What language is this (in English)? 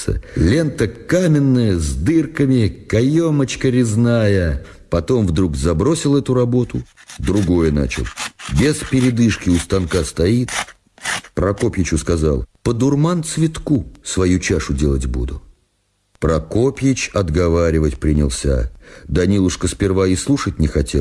Russian